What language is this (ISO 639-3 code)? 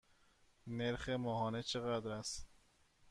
fas